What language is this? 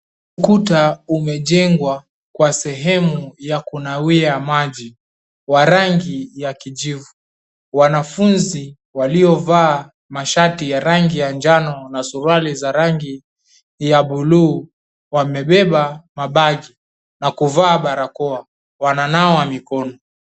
Swahili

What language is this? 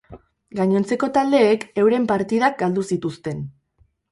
Basque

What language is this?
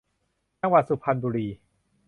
Thai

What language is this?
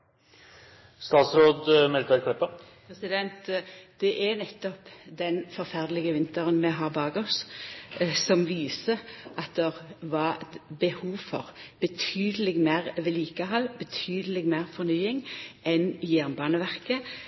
Norwegian Nynorsk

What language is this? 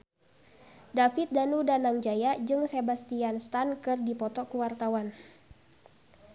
Sundanese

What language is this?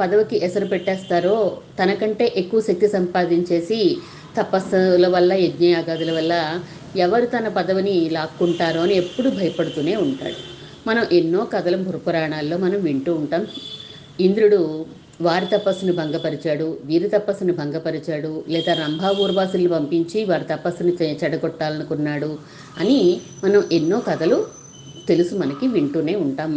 Telugu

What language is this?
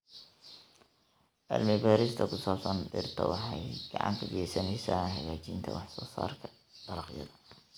Somali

